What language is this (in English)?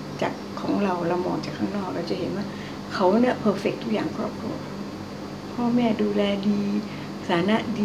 Thai